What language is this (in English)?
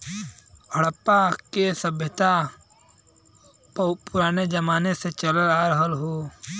Bhojpuri